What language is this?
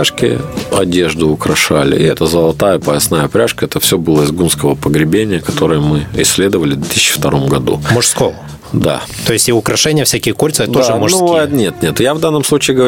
Russian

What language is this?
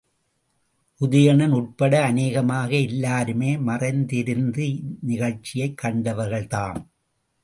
Tamil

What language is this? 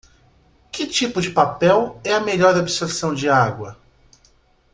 Portuguese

